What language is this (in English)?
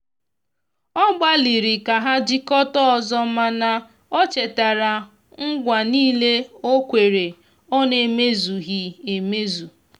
Igbo